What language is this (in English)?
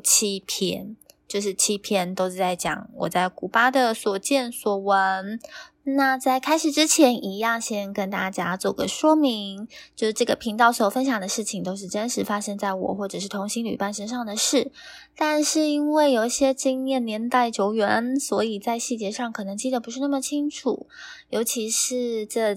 Chinese